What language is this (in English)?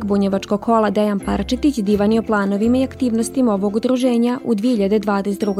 Croatian